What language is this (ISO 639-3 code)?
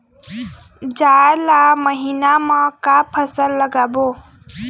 hne